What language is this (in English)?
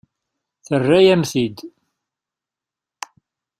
Kabyle